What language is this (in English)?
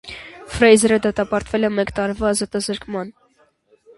Armenian